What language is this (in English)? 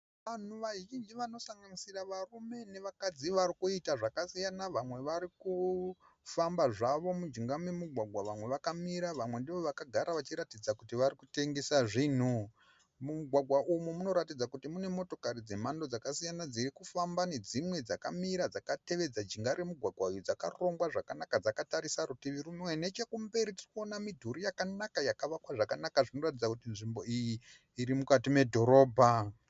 Shona